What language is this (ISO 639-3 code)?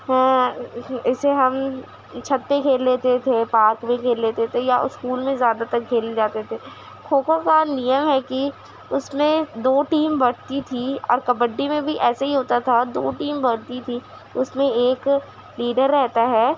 urd